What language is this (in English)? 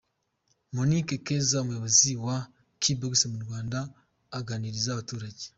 Kinyarwanda